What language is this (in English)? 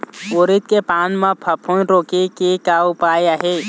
Chhattisgarhi